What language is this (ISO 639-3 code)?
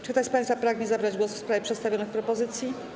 pol